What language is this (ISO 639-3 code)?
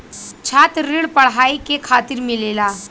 bho